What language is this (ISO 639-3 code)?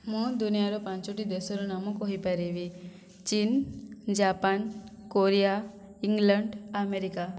ori